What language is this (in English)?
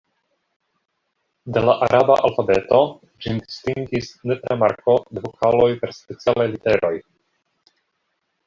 Esperanto